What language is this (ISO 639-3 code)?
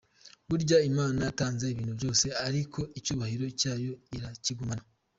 kin